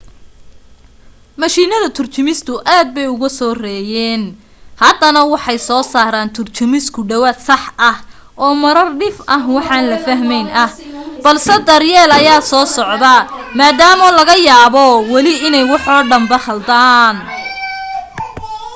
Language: Somali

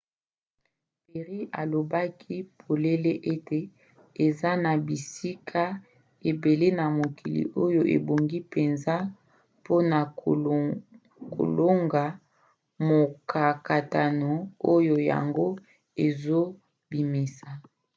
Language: Lingala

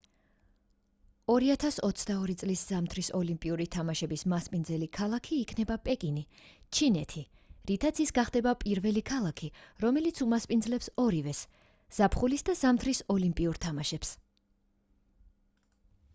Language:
Georgian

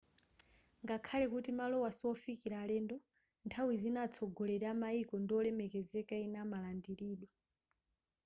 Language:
Nyanja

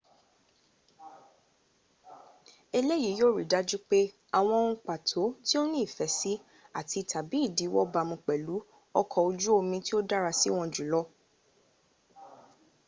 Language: Yoruba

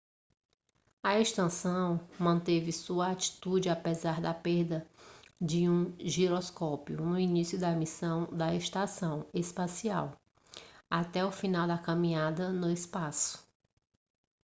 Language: Portuguese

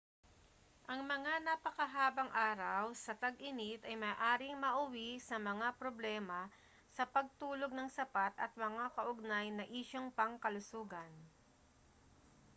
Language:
Filipino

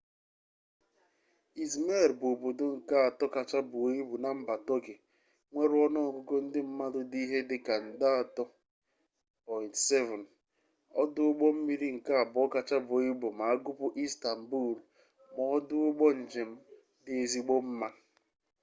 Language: Igbo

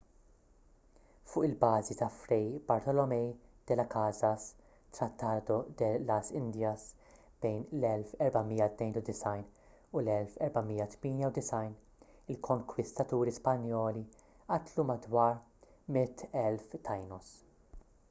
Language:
Maltese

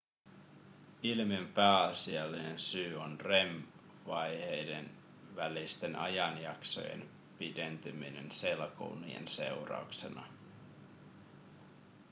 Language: Finnish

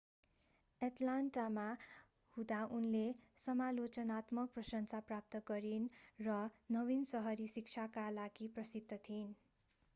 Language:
Nepali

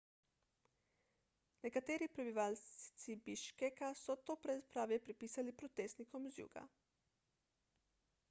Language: Slovenian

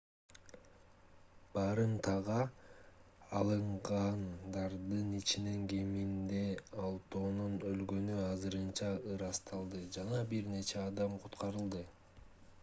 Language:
Kyrgyz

